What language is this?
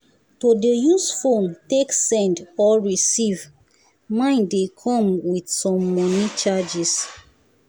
Nigerian Pidgin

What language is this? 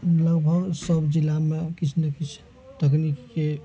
Maithili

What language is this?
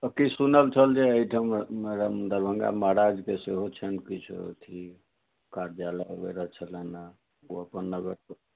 Maithili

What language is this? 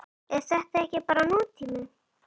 Icelandic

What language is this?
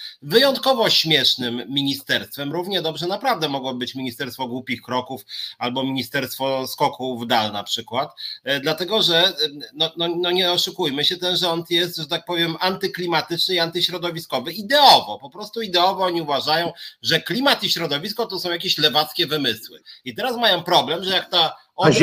Polish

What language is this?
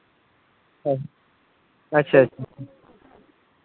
Santali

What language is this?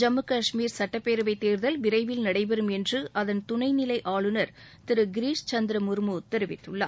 Tamil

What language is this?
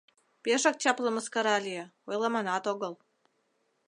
Mari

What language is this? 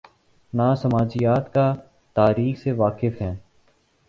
Urdu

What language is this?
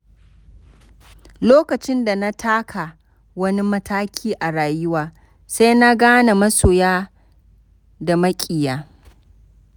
Hausa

